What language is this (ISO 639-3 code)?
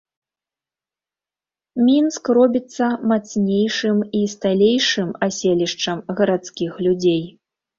bel